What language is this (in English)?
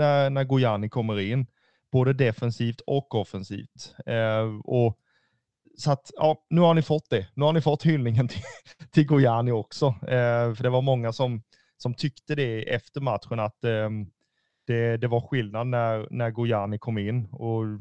Swedish